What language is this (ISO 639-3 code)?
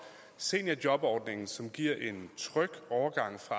dan